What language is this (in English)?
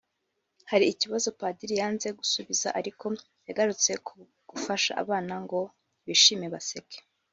Kinyarwanda